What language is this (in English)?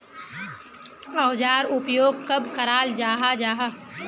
Magahi